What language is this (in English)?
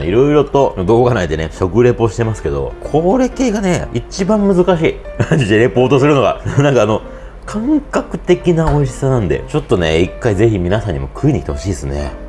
Japanese